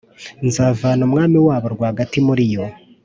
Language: Kinyarwanda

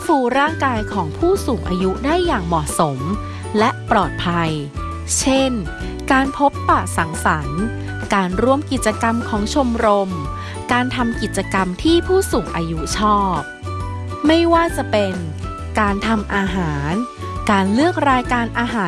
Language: Thai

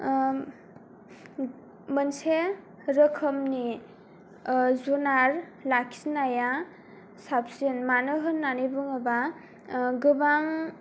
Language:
Bodo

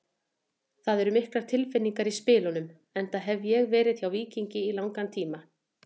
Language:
Icelandic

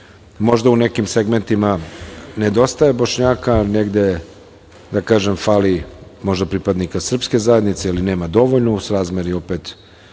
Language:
Serbian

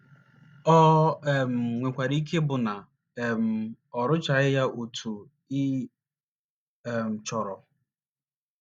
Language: Igbo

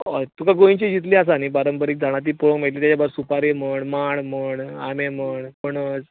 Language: Konkani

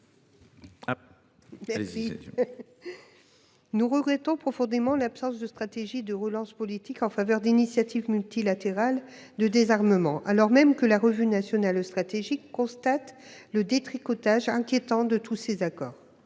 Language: French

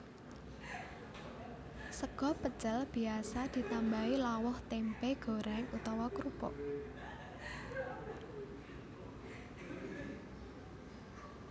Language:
Javanese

